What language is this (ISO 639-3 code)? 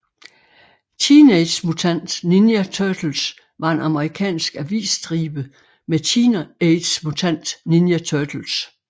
dan